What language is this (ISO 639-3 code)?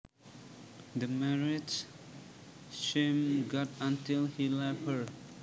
jav